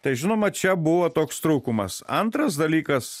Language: Lithuanian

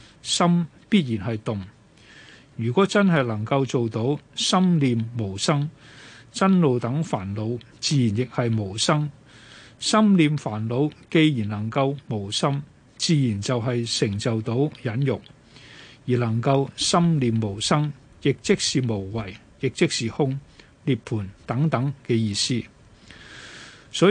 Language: Chinese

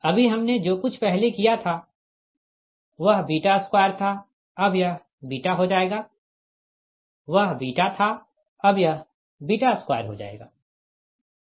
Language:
Hindi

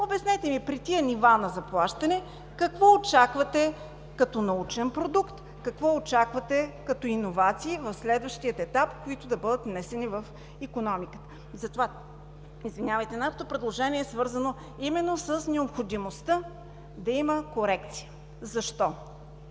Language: Bulgarian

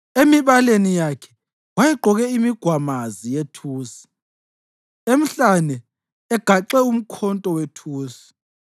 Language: North Ndebele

